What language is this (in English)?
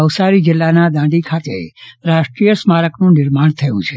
Gujarati